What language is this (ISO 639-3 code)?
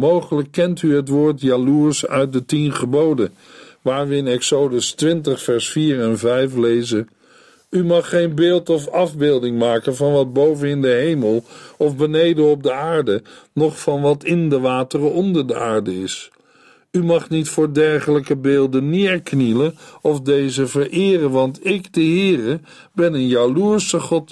nld